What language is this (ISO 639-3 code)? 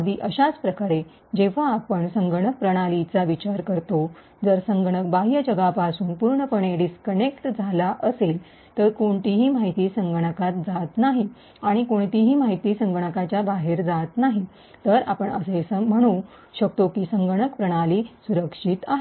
mar